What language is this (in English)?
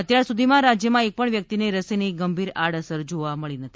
Gujarati